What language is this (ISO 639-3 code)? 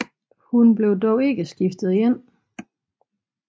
dan